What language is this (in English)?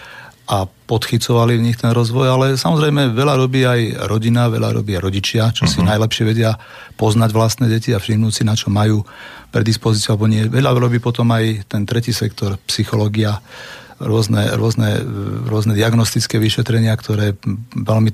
Slovak